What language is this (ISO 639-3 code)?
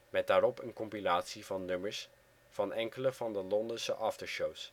nld